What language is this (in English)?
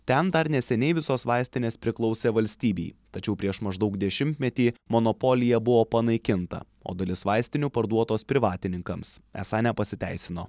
Lithuanian